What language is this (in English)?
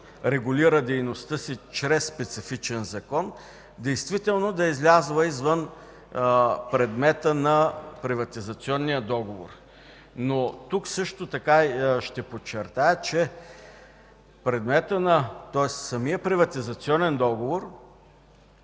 Bulgarian